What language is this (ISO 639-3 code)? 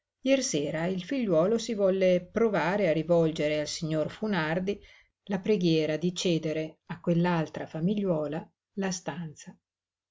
ita